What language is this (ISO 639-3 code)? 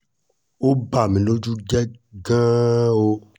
yor